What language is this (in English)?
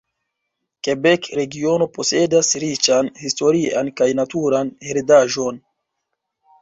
Esperanto